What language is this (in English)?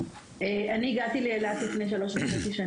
Hebrew